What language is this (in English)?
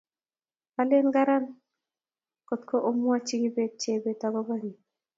Kalenjin